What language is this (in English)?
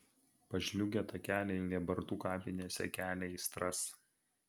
Lithuanian